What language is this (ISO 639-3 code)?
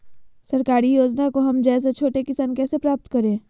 mag